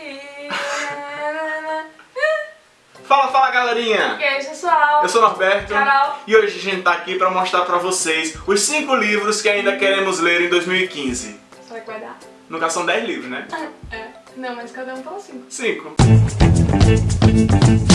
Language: Portuguese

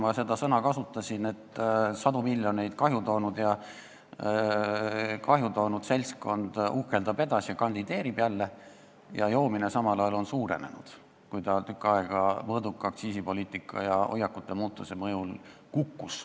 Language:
Estonian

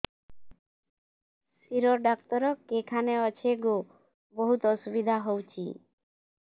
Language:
Odia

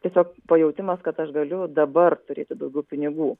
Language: Lithuanian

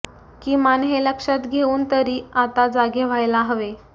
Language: Marathi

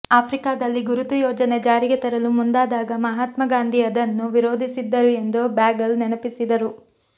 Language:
Kannada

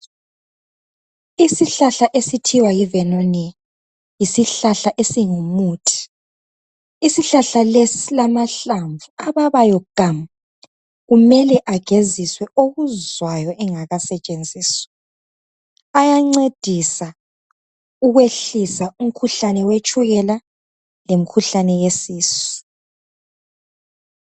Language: North Ndebele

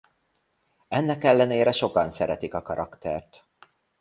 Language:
Hungarian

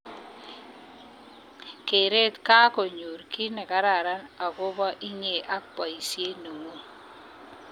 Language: Kalenjin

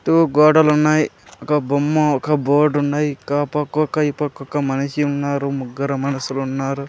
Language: Telugu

